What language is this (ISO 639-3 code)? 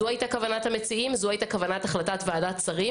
heb